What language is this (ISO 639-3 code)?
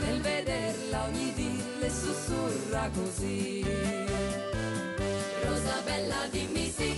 ita